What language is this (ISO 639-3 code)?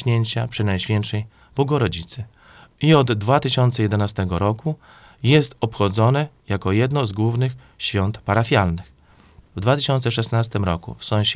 pol